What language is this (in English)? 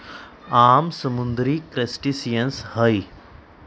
Magahi